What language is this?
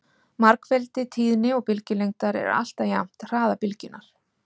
Icelandic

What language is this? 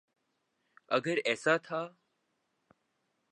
Urdu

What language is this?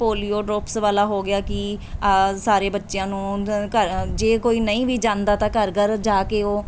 Punjabi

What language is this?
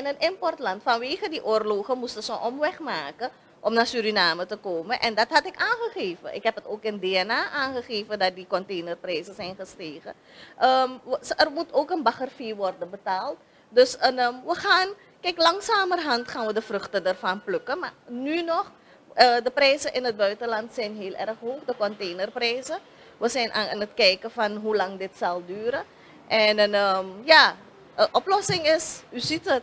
Dutch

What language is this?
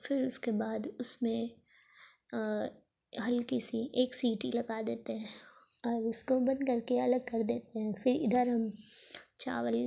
Urdu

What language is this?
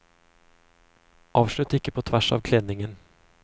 Norwegian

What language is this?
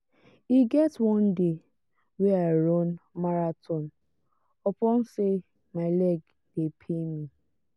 Nigerian Pidgin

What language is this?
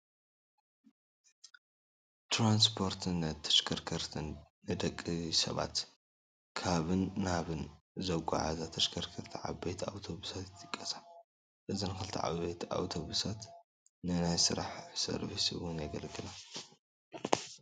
Tigrinya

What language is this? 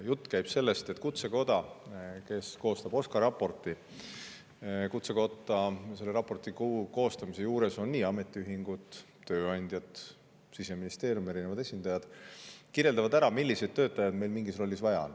Estonian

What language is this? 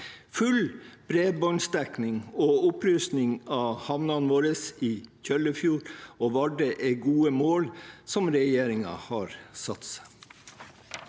Norwegian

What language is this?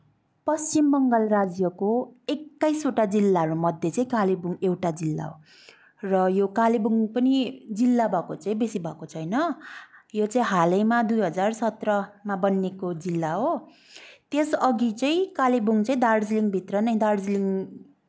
Nepali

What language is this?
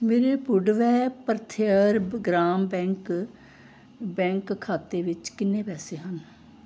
Punjabi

